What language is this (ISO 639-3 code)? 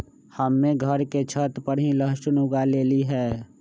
mag